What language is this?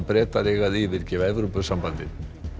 Icelandic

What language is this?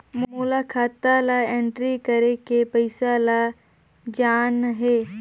Chhattisgarhi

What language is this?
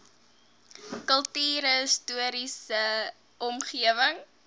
Afrikaans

